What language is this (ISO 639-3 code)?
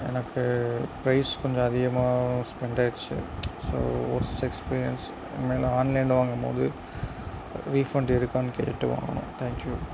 tam